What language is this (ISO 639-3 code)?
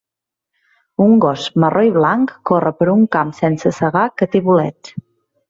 cat